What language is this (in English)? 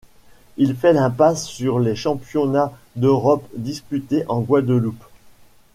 French